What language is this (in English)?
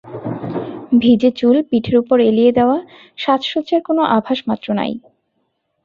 Bangla